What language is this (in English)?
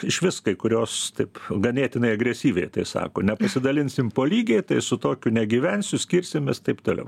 Lithuanian